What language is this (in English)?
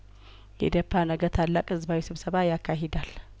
Amharic